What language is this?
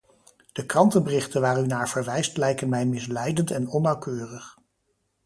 Dutch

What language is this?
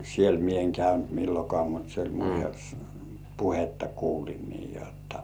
Finnish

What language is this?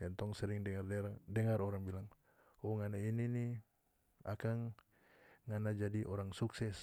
North Moluccan Malay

